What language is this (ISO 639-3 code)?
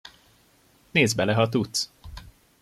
hun